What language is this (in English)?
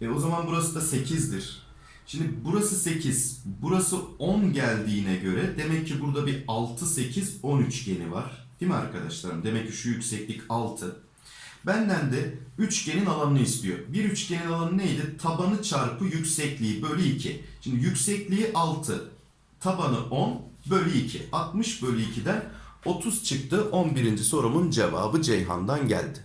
Turkish